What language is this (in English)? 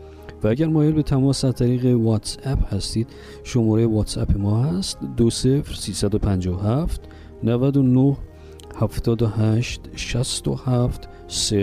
Persian